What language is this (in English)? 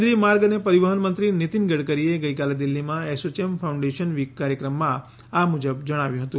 Gujarati